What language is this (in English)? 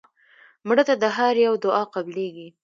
Pashto